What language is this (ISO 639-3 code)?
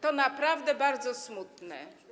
pol